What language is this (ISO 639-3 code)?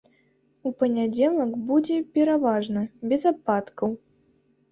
bel